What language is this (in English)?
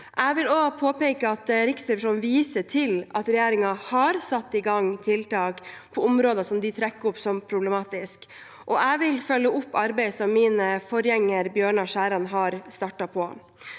Norwegian